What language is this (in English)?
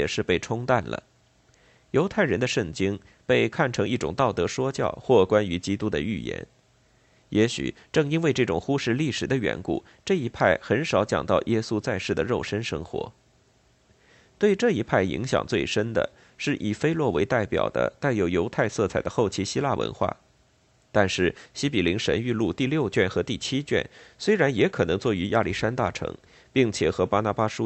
Chinese